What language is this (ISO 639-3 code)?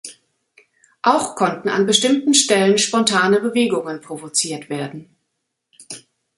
deu